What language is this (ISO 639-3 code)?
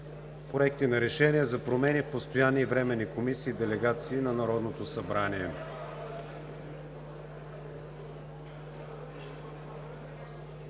bul